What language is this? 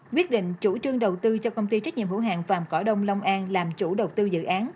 Vietnamese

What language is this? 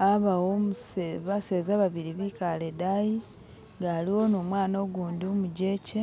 Masaaba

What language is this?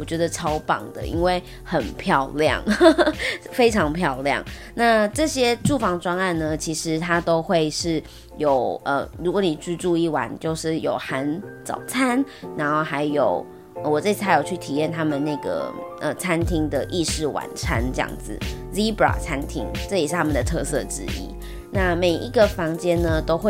Chinese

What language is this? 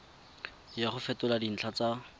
Tswana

